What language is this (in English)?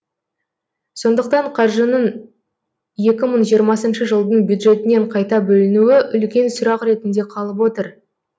Kazakh